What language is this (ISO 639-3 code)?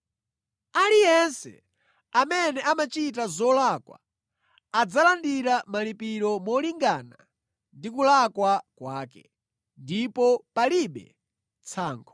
nya